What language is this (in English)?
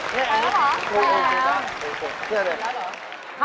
Thai